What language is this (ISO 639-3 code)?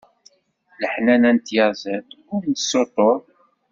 kab